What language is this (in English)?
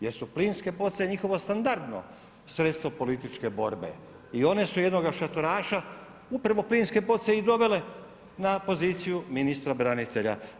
Croatian